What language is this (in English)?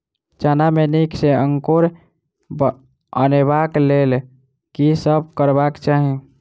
Maithili